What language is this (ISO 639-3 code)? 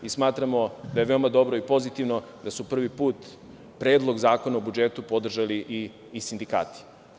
srp